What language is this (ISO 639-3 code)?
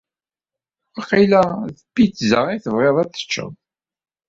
kab